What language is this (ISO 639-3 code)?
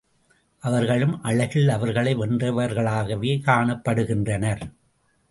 tam